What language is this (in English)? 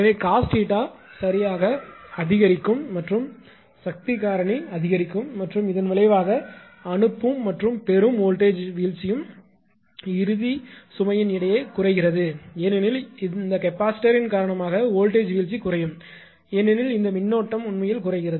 Tamil